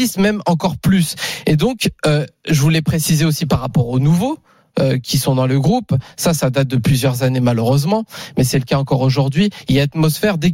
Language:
French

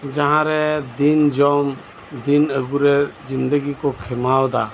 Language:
Santali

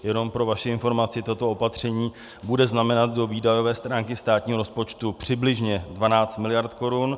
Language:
Czech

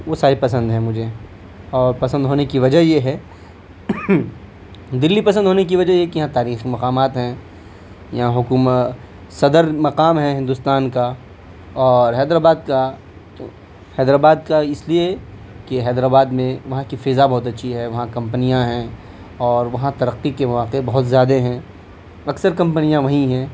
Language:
Urdu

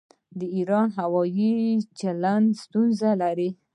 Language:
Pashto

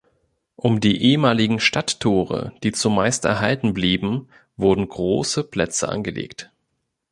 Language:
German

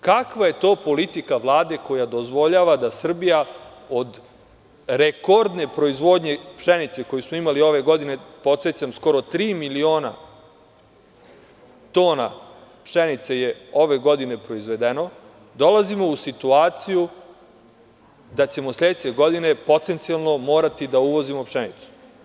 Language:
Serbian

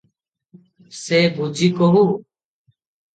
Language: Odia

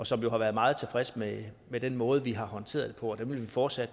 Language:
Danish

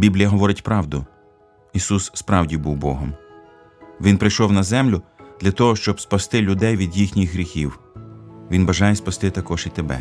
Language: Ukrainian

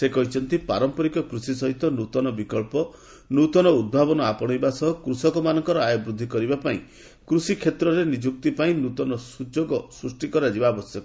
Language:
Odia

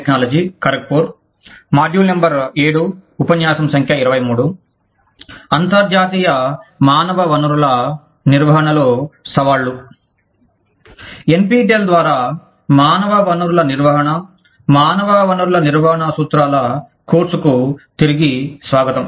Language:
Telugu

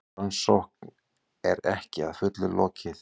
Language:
Icelandic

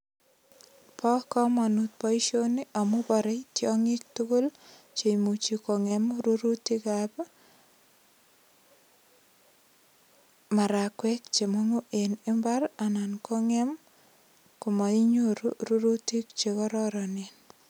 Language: Kalenjin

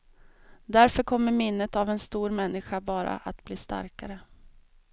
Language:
Swedish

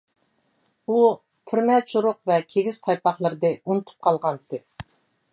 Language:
Uyghur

